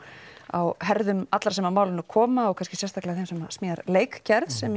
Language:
Icelandic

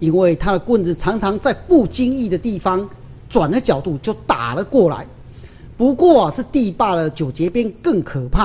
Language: Chinese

